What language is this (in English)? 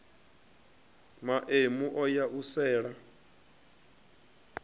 Venda